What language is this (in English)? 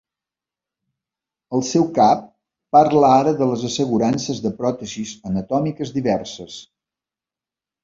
Catalan